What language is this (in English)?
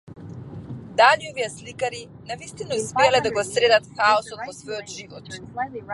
Macedonian